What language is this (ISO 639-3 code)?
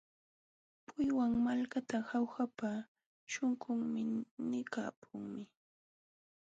qxw